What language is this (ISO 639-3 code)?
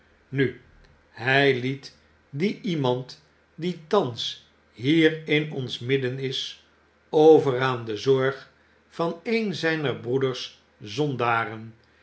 nld